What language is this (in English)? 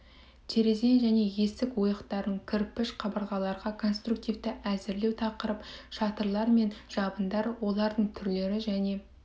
Kazakh